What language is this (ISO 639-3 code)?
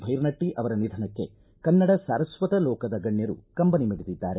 kan